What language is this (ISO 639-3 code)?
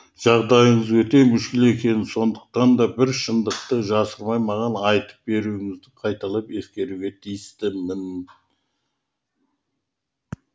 kaz